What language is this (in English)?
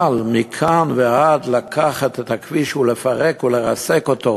Hebrew